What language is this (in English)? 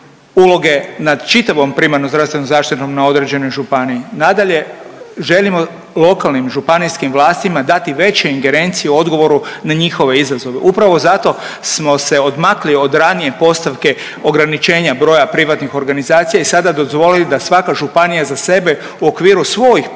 Croatian